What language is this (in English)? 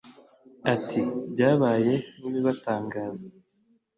Kinyarwanda